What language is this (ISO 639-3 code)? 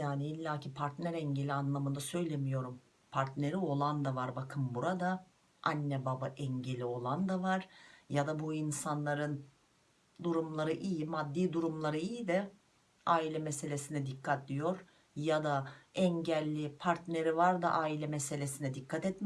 tur